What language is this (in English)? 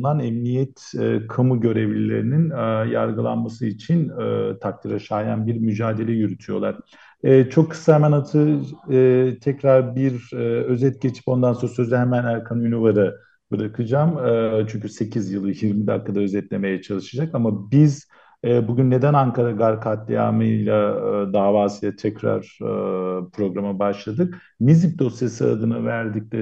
Turkish